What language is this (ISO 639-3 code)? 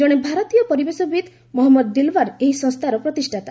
ori